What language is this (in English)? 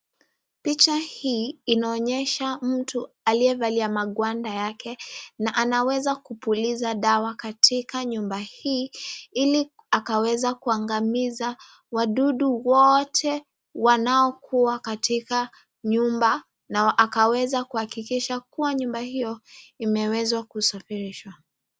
Swahili